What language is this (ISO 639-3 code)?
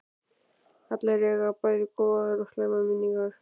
isl